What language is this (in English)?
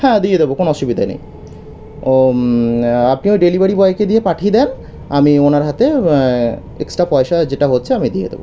Bangla